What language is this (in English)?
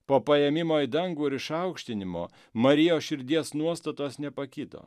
Lithuanian